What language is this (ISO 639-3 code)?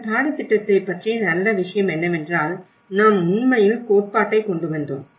tam